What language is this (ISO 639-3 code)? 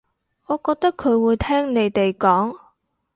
yue